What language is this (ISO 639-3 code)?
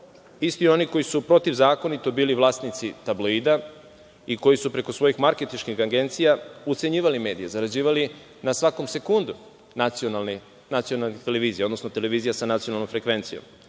srp